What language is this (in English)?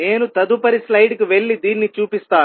Telugu